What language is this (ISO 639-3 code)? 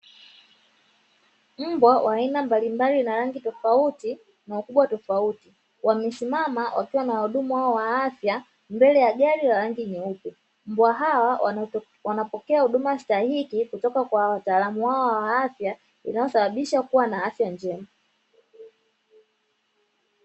swa